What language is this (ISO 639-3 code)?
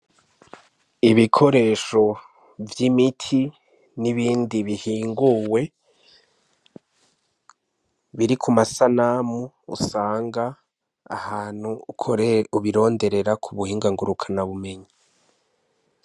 run